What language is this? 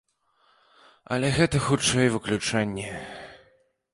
Belarusian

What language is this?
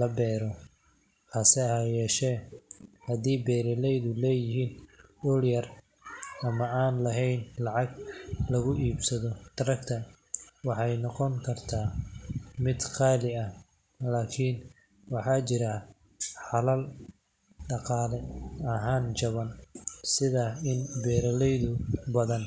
Somali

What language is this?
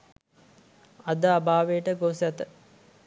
Sinhala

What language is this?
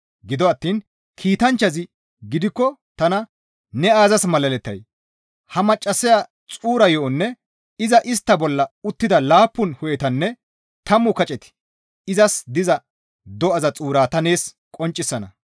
Gamo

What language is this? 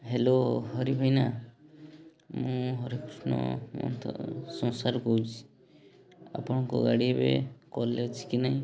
Odia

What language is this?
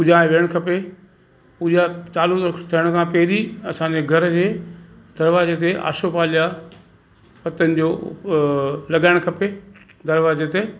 Sindhi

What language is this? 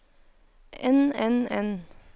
Norwegian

